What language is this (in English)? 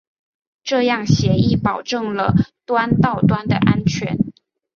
Chinese